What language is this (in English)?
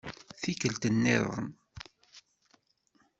Kabyle